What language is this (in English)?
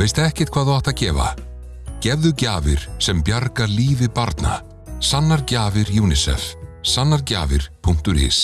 Icelandic